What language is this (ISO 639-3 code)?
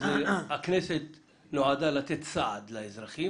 heb